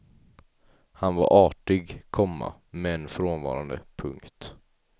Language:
Swedish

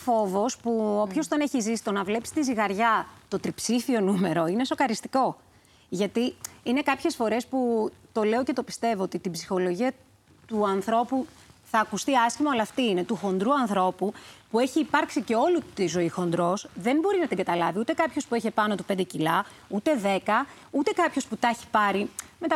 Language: Greek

